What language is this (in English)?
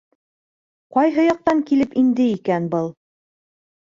Bashkir